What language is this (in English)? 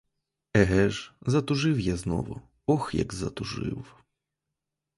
Ukrainian